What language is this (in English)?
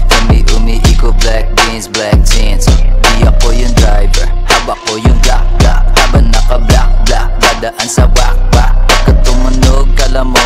Filipino